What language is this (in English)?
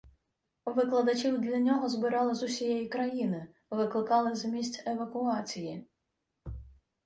Ukrainian